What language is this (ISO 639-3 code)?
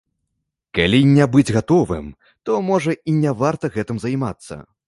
bel